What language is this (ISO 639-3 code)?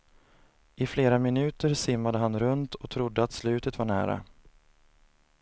swe